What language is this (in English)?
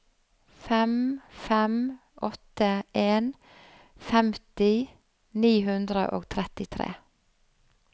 Norwegian